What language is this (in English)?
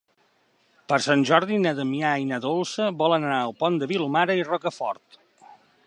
Catalan